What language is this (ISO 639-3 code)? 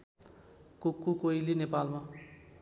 nep